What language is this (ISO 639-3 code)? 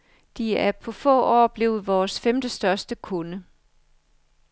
dan